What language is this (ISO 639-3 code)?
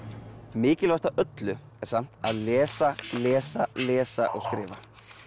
isl